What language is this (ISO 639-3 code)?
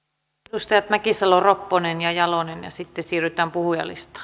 fin